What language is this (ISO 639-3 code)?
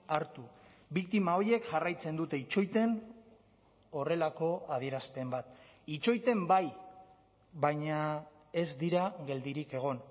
eus